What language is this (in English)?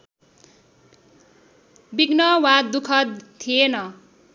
Nepali